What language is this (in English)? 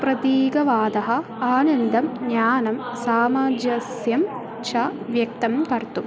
Sanskrit